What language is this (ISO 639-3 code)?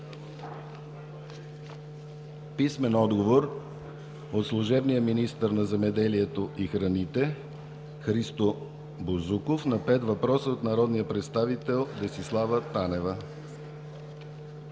bul